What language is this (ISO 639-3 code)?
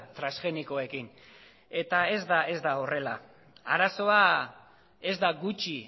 eus